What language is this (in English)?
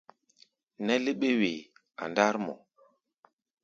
Gbaya